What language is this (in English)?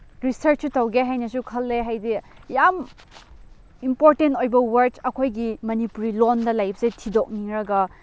Manipuri